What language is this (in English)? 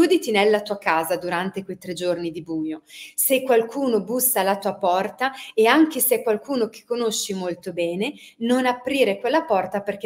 Italian